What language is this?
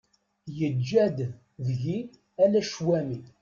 Kabyle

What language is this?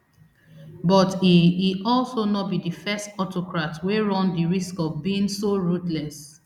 Nigerian Pidgin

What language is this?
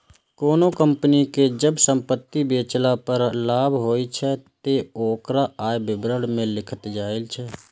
Maithili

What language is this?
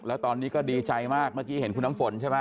Thai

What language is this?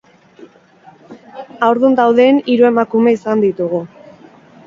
Basque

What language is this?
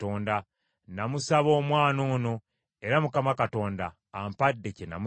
Ganda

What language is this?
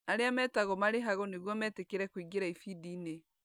Kikuyu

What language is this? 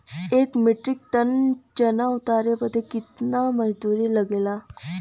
Bhojpuri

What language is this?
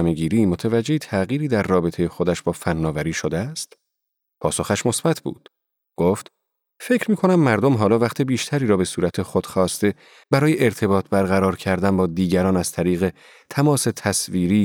Persian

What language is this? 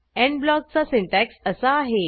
Marathi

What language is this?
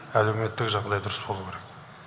Kazakh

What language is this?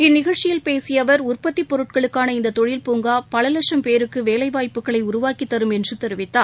Tamil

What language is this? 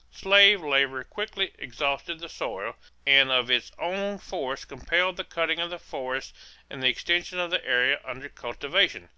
English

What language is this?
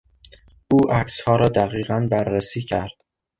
Persian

